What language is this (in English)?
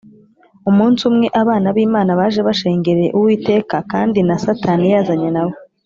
Kinyarwanda